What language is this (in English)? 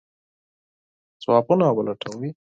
Pashto